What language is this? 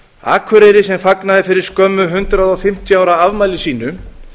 Icelandic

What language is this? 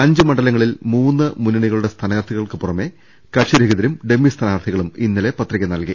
Malayalam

